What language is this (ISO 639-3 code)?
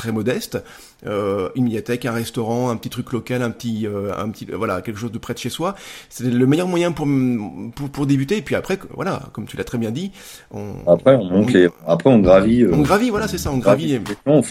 fra